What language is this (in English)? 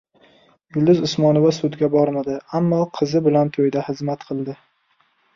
Uzbek